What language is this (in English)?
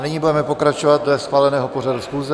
Czech